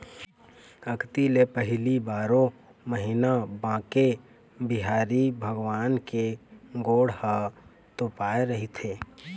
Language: Chhattisgarhi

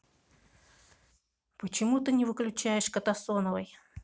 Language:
Russian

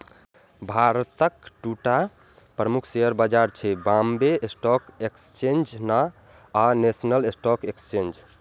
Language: Maithili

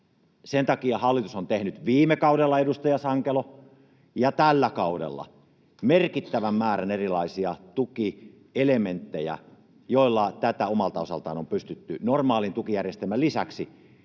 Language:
Finnish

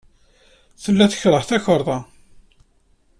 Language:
Kabyle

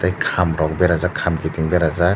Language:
Kok Borok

